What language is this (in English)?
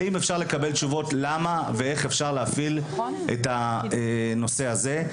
Hebrew